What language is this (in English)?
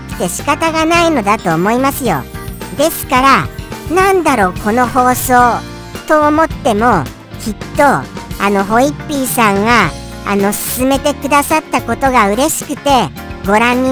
Japanese